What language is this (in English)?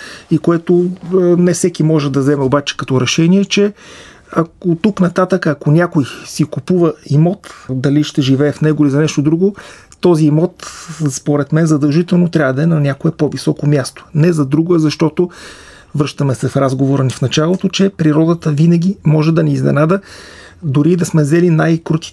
Bulgarian